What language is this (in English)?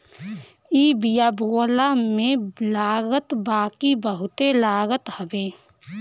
Bhojpuri